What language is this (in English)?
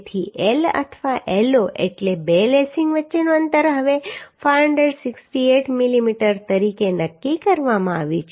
Gujarati